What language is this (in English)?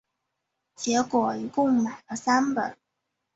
Chinese